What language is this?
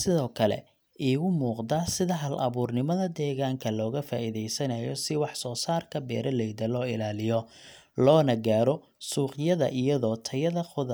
Somali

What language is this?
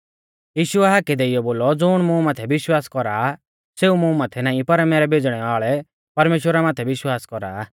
Mahasu Pahari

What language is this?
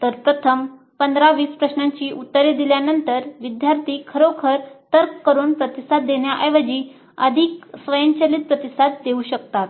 Marathi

